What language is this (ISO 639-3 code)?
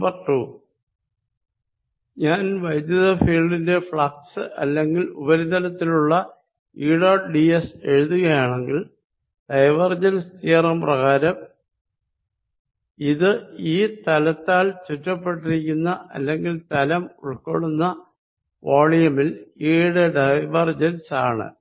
mal